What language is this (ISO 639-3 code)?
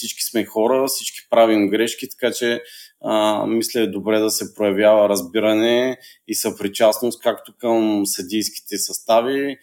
bul